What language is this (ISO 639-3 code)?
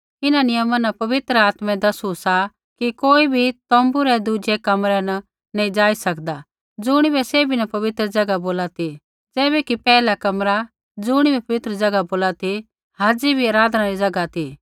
kfx